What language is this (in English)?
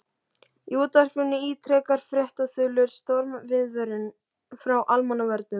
Icelandic